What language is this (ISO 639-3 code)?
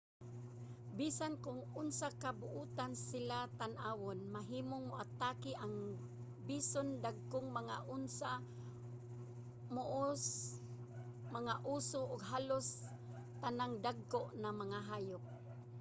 ceb